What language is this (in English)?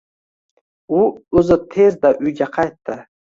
Uzbek